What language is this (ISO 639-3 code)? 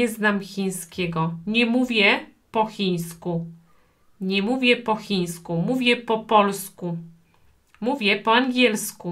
pol